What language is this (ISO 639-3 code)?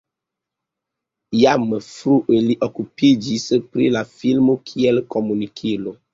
epo